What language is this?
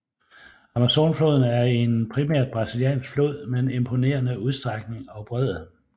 Danish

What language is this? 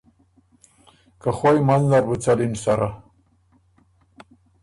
Ormuri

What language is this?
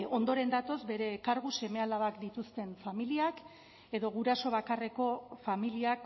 Basque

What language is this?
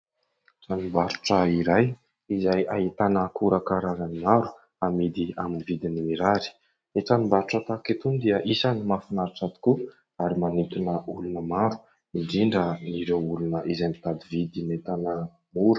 Malagasy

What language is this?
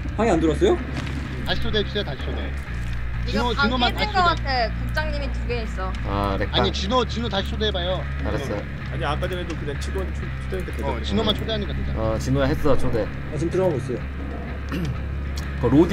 Korean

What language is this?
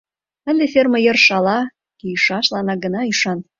Mari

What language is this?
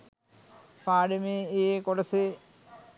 Sinhala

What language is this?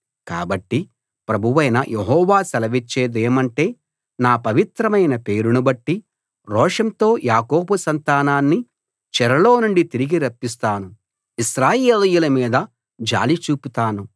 Telugu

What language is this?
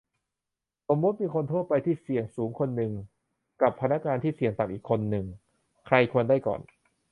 Thai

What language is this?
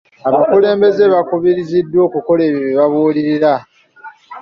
Ganda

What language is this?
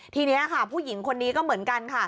Thai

